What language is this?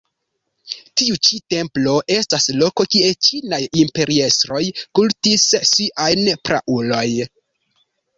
Esperanto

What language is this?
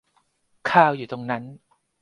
Thai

